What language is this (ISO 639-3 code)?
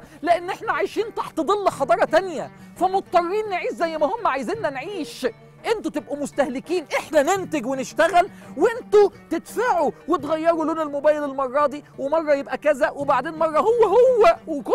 ara